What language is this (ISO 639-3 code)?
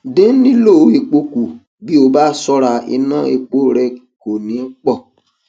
yor